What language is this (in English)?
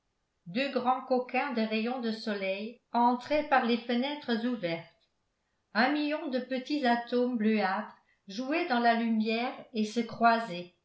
French